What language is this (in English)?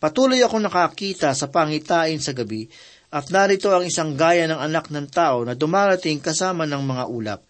Filipino